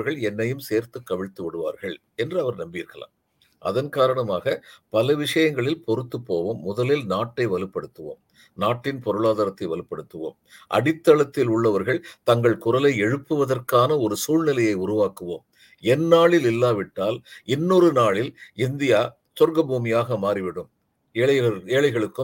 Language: Tamil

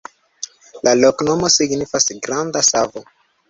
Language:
Esperanto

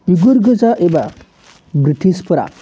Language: Bodo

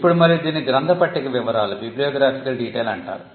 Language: Telugu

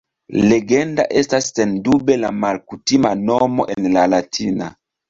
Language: Esperanto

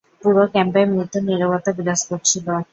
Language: Bangla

